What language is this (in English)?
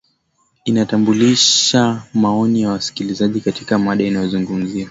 Swahili